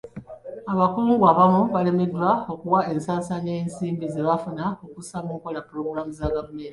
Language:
Ganda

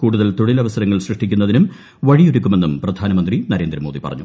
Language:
Malayalam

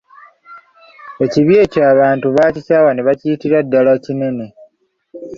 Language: Ganda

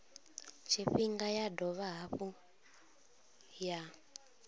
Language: Venda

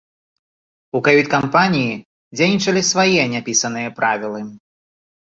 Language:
Belarusian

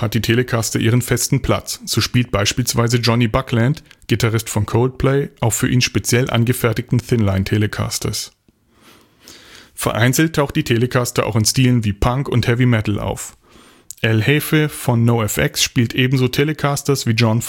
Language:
German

